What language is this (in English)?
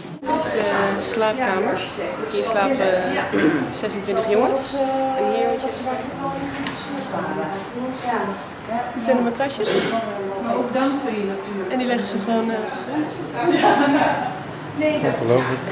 Dutch